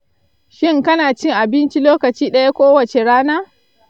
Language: Hausa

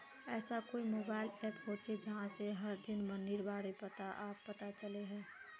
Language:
Magahi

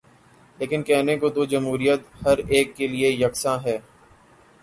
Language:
Urdu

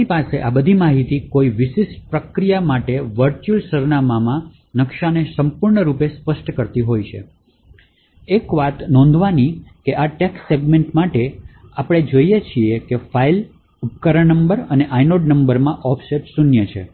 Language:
Gujarati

